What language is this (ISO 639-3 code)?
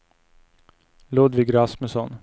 swe